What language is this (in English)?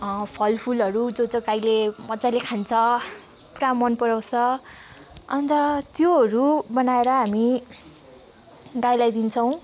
Nepali